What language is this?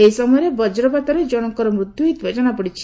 Odia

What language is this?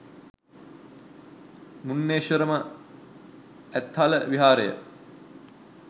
Sinhala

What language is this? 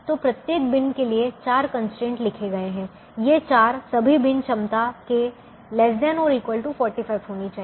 Hindi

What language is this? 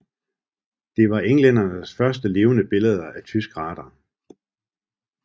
Danish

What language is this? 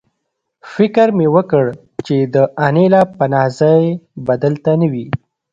Pashto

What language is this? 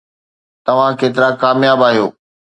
Sindhi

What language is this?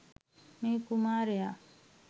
Sinhala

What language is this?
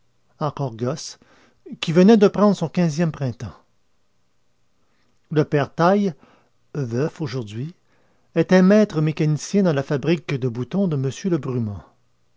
French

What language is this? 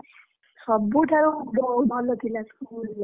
Odia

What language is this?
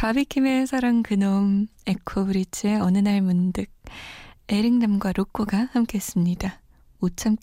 Korean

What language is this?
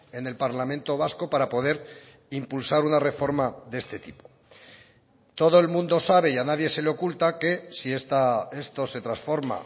Spanish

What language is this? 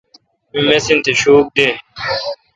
Kalkoti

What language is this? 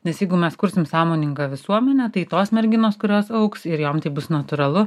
Lithuanian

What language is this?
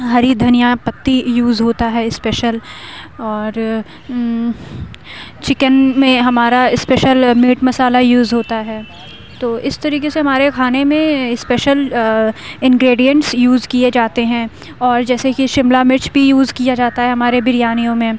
Urdu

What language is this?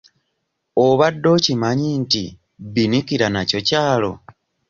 Ganda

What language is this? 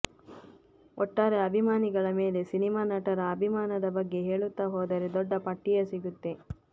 Kannada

